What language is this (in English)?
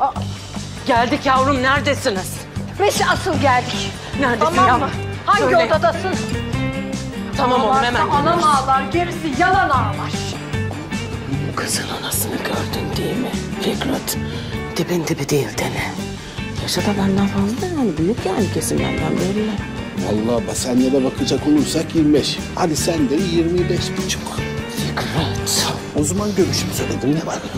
Turkish